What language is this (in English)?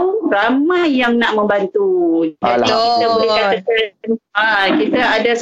Malay